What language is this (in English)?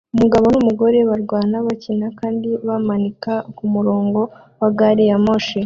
Kinyarwanda